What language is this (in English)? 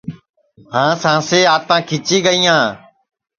Sansi